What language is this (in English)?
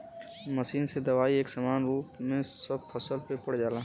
Bhojpuri